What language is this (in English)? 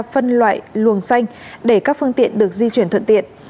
Vietnamese